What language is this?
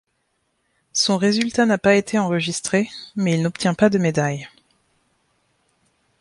French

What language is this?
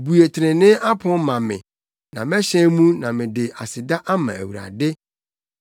Akan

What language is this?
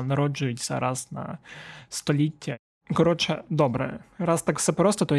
Ukrainian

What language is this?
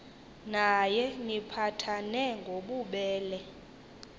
Xhosa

